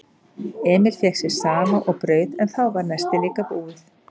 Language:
Icelandic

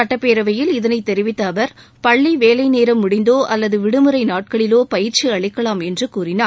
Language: Tamil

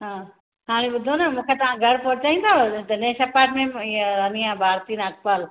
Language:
Sindhi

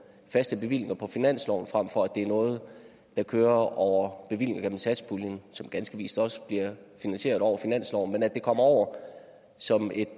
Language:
Danish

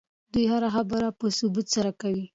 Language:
Pashto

